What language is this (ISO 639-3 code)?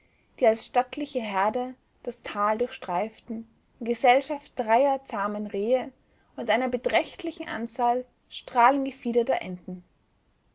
deu